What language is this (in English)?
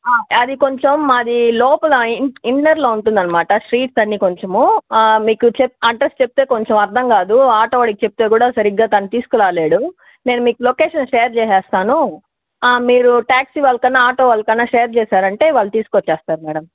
Telugu